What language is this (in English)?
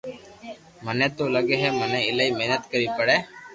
Loarki